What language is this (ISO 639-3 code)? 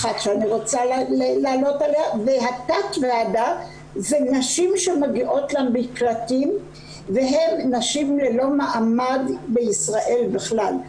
heb